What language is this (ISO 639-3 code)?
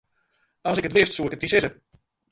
fry